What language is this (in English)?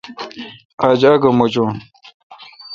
Kalkoti